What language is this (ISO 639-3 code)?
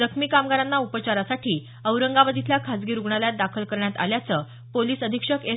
mar